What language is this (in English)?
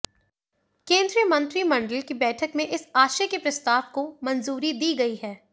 Hindi